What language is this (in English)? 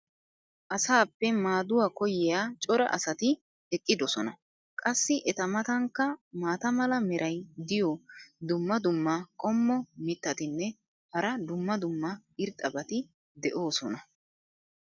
Wolaytta